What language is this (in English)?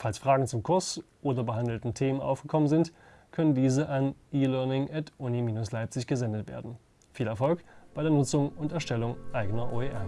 German